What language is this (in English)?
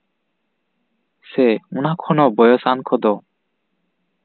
Santali